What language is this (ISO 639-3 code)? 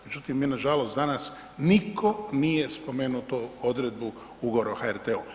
hrv